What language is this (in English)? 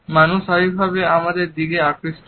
Bangla